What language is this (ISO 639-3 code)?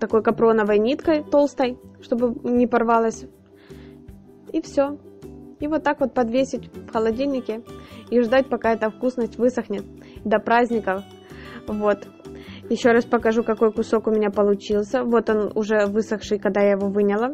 rus